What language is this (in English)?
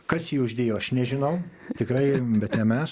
Lithuanian